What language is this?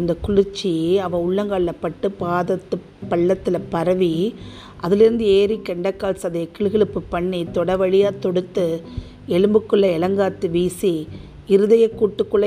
Tamil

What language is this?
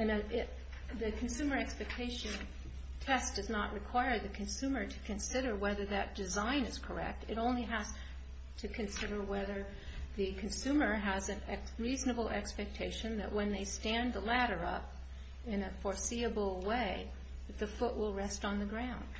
English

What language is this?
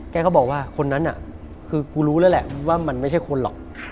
Thai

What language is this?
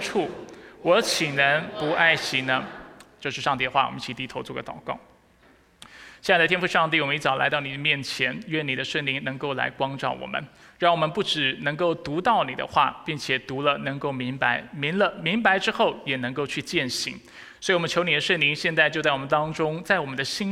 Chinese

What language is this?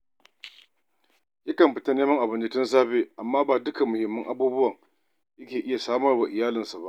Hausa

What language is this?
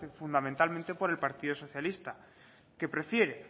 Spanish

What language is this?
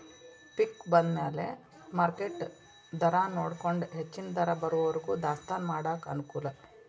Kannada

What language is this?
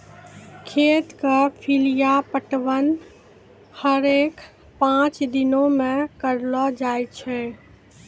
Maithili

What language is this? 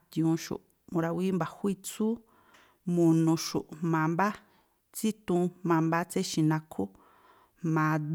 Tlacoapa Me'phaa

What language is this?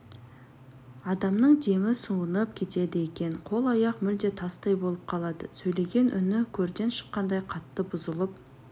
Kazakh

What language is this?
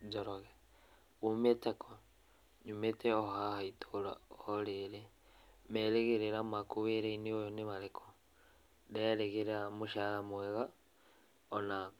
Kikuyu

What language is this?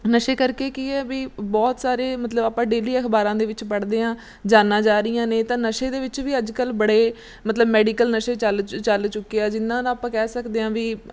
Punjabi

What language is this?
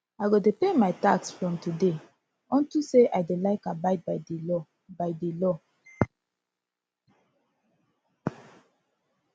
Nigerian Pidgin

